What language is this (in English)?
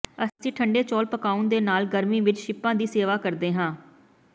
Punjabi